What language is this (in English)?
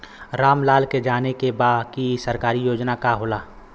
Bhojpuri